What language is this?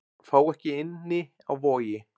Icelandic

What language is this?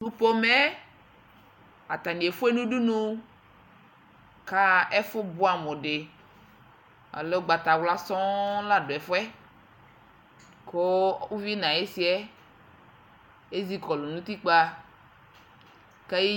Ikposo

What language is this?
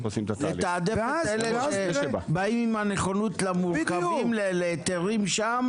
Hebrew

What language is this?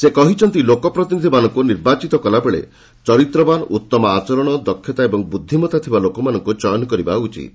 Odia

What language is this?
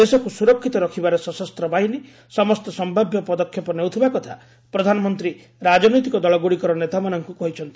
Odia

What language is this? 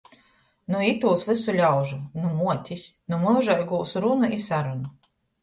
Latgalian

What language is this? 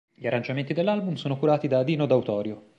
Italian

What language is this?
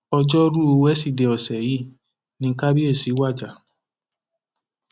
Yoruba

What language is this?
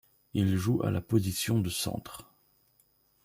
French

